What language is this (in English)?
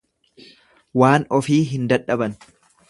Oromo